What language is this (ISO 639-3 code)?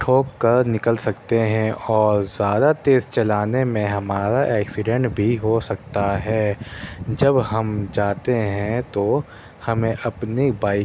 urd